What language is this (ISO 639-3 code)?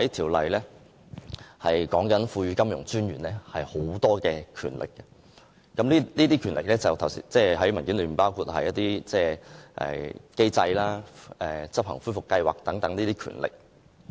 yue